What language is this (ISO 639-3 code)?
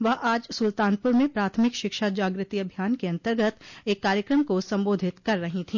hin